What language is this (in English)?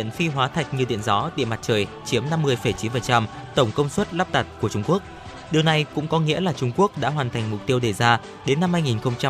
Vietnamese